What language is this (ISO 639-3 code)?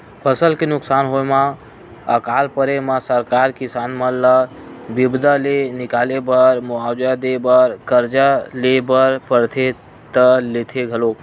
hne